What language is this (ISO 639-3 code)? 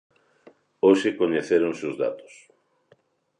glg